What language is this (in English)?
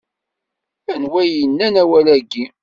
Kabyle